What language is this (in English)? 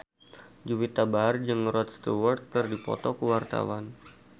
Sundanese